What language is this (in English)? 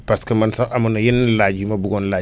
Wolof